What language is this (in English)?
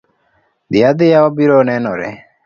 Luo (Kenya and Tanzania)